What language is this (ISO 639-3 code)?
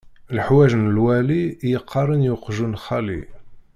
kab